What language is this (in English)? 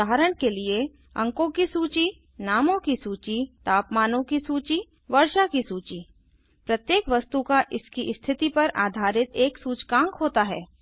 Hindi